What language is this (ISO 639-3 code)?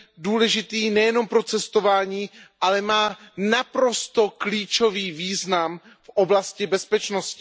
ces